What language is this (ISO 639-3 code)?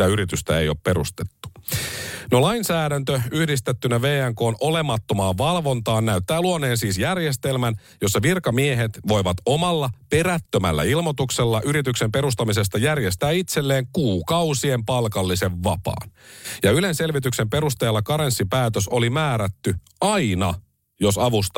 fin